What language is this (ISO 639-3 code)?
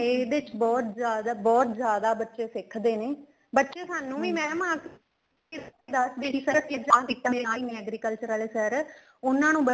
pan